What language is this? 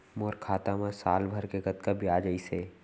Chhattisgarhi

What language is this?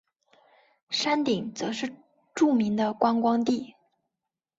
Chinese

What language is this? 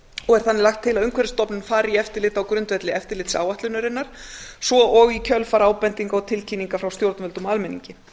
Icelandic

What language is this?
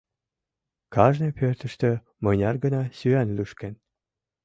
Mari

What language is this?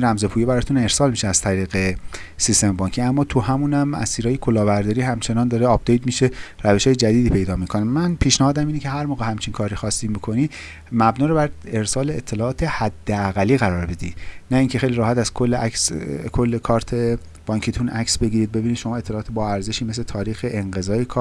Persian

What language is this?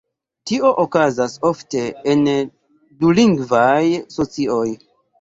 Esperanto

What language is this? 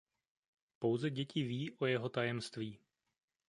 Czech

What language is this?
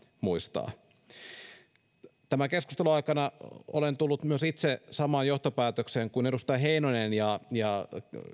Finnish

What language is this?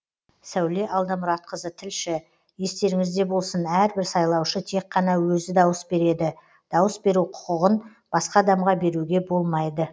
Kazakh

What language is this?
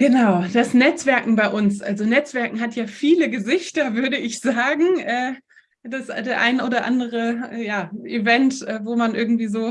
German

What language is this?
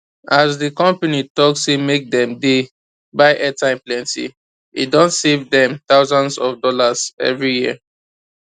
Nigerian Pidgin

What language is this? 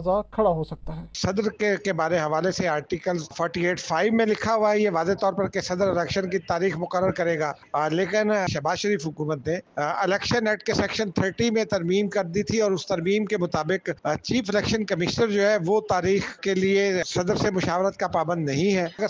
Urdu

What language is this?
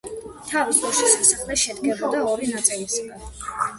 Georgian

